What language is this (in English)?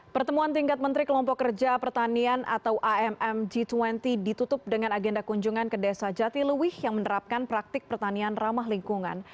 Indonesian